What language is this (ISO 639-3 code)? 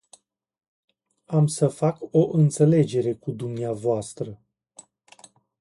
ron